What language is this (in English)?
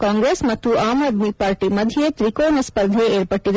Kannada